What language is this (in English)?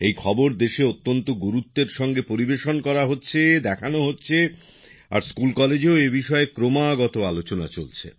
Bangla